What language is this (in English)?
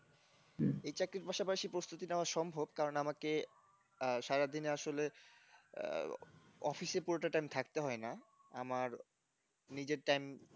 Bangla